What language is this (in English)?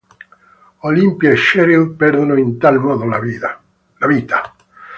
Italian